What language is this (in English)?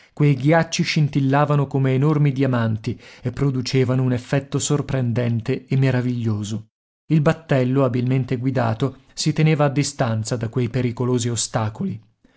Italian